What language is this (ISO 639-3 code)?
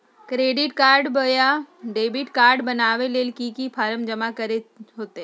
mag